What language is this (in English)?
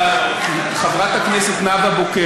Hebrew